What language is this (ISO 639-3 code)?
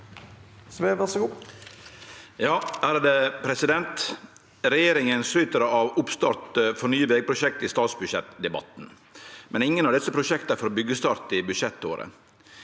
nor